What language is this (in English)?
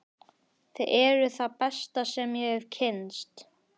Icelandic